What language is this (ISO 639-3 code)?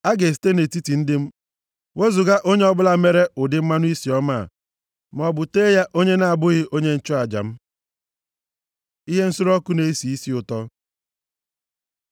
ibo